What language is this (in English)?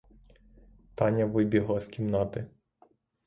Ukrainian